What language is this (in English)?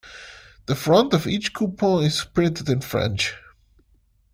English